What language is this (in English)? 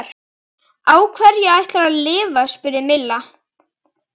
Icelandic